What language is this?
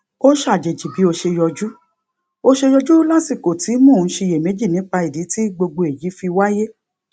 Yoruba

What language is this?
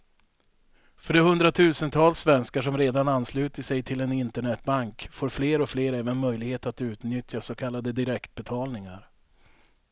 Swedish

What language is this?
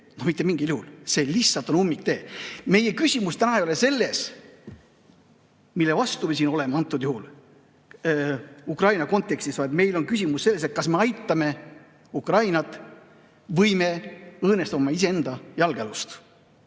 Estonian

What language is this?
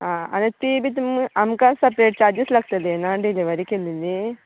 Konkani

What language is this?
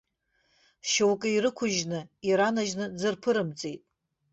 Abkhazian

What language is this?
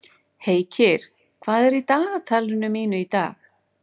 Icelandic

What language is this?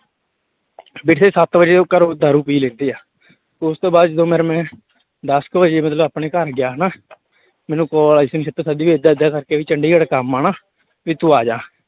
Punjabi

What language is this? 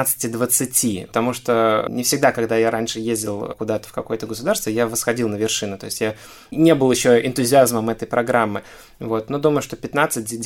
Russian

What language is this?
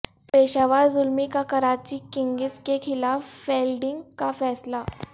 Urdu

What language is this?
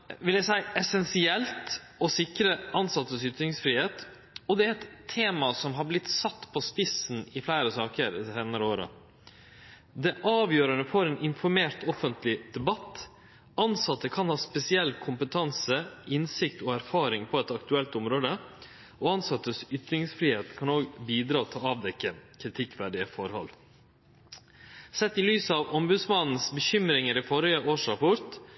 Norwegian Nynorsk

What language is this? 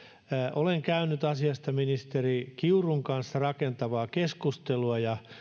Finnish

